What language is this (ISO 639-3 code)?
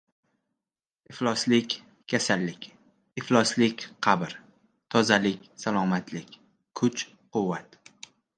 uzb